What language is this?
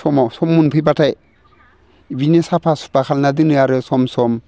Bodo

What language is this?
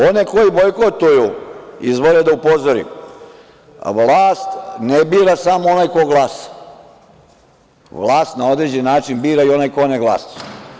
Serbian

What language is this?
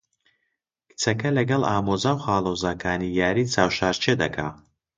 Central Kurdish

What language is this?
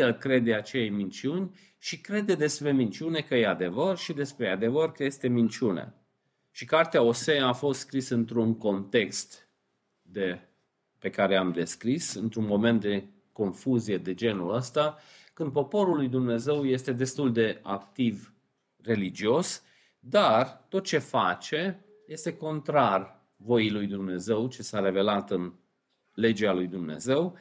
Romanian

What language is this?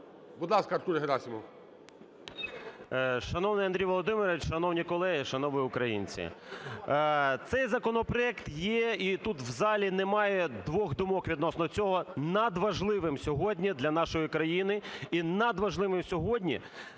Ukrainian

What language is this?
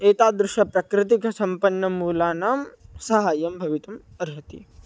Sanskrit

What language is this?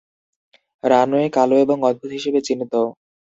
Bangla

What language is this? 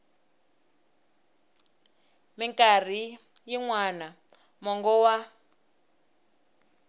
Tsonga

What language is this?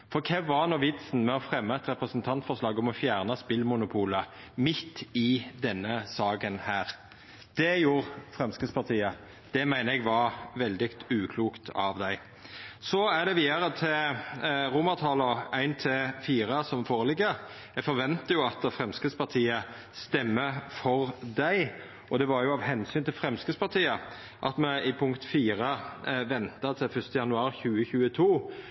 Norwegian Nynorsk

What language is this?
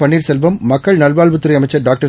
Tamil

